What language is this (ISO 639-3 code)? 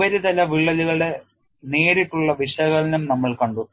mal